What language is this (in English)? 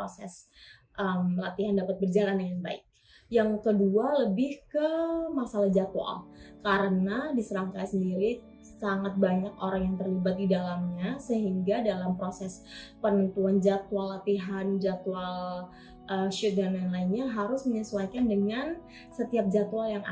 Indonesian